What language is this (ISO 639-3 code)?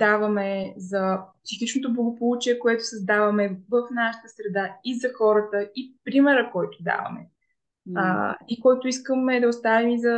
bul